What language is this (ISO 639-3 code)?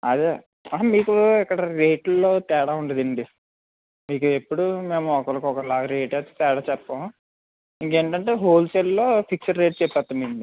tel